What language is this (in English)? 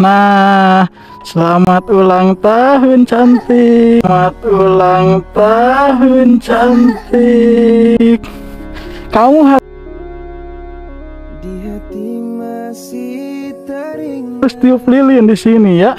Indonesian